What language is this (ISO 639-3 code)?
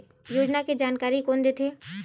hne